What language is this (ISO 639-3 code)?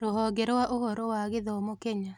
kik